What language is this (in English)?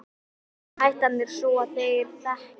Icelandic